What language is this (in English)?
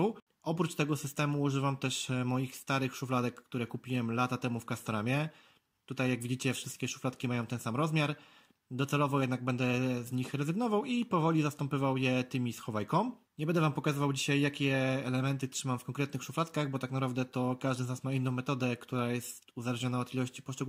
Polish